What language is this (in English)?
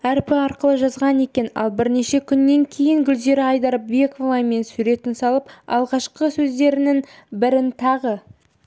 Kazakh